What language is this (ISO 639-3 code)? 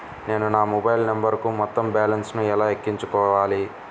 tel